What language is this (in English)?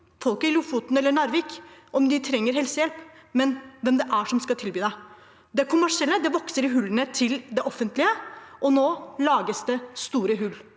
Norwegian